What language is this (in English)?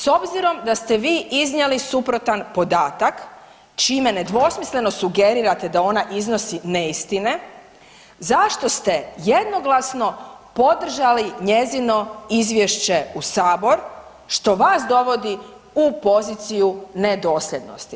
Croatian